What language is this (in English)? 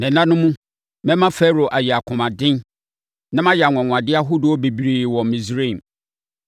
Akan